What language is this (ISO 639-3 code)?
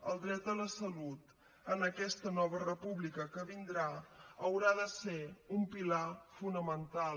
cat